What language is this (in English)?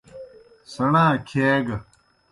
Kohistani Shina